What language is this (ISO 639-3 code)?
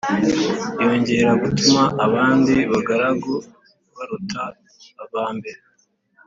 kin